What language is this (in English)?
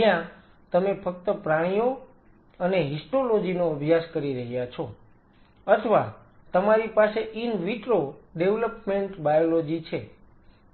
Gujarati